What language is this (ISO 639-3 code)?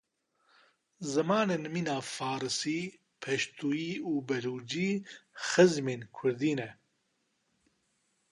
kur